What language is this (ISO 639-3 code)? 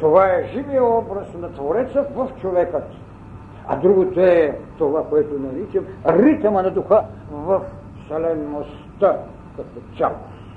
bul